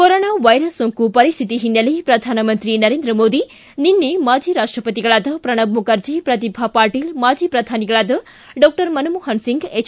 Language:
Kannada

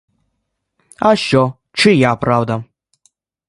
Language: Ukrainian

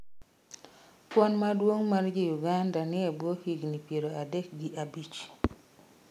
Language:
Luo (Kenya and Tanzania)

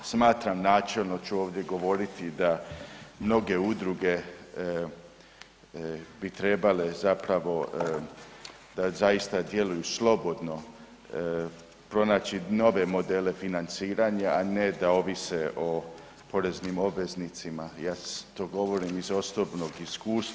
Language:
Croatian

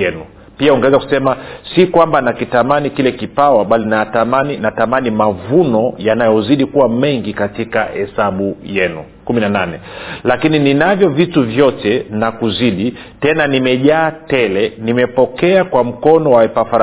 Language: Swahili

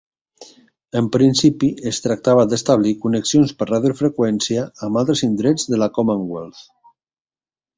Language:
Catalan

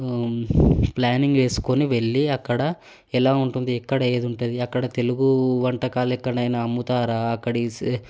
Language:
Telugu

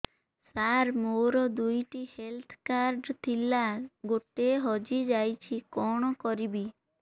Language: Odia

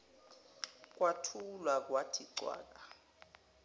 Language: Zulu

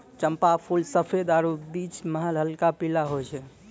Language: Maithili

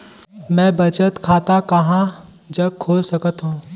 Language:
Chhattisgarhi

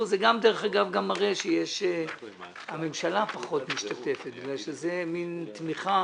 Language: Hebrew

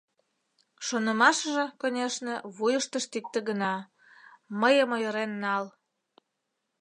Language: Mari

